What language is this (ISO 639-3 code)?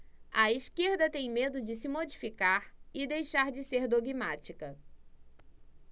por